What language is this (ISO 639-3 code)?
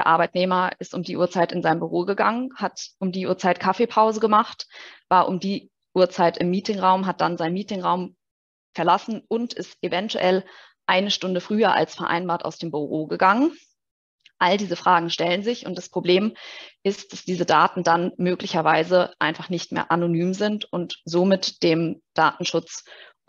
deu